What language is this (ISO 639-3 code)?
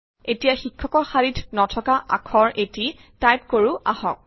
asm